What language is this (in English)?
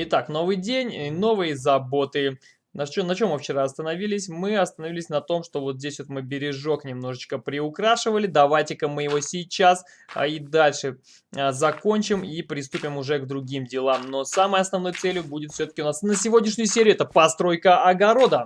Russian